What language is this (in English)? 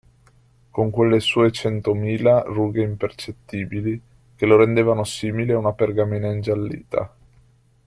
Italian